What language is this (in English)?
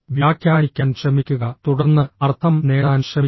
Malayalam